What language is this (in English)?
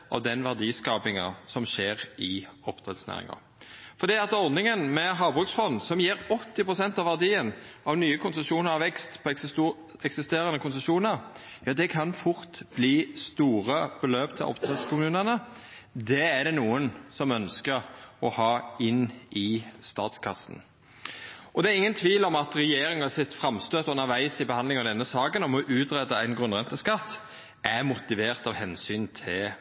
Norwegian Nynorsk